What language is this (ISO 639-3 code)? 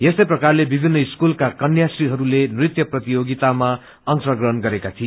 nep